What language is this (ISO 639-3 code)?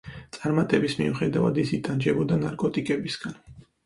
kat